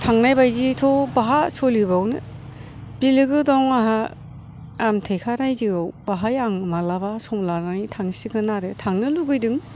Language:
Bodo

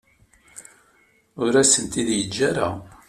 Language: Kabyle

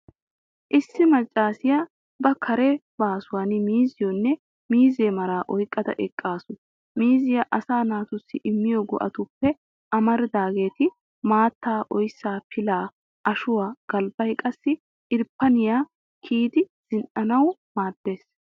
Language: Wolaytta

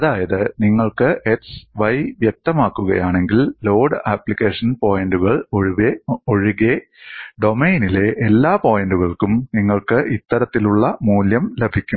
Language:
Malayalam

